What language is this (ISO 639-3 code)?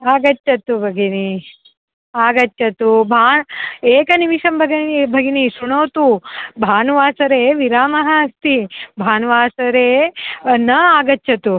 san